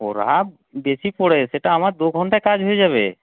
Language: Bangla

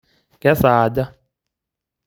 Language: Masai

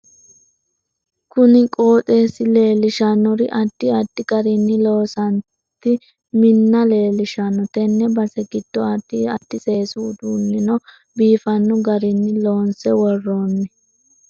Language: Sidamo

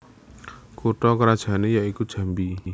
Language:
Javanese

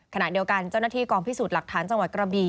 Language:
Thai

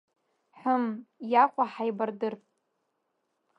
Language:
Abkhazian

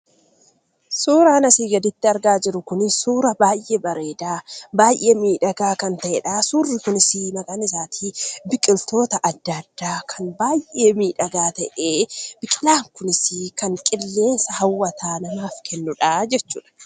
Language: Oromo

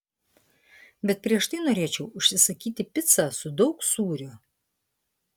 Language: Lithuanian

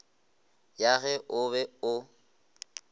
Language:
Northern Sotho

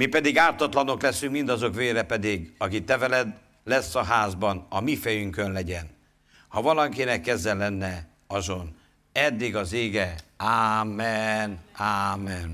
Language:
Hungarian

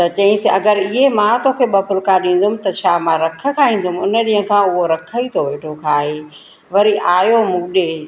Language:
Sindhi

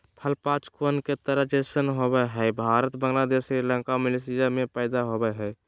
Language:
Magahi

